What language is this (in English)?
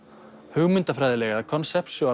Icelandic